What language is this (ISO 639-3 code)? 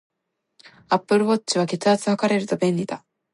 jpn